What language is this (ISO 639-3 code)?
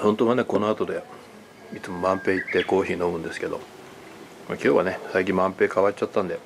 jpn